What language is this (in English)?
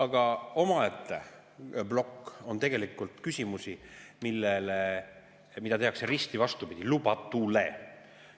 Estonian